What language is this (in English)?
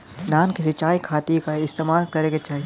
Bhojpuri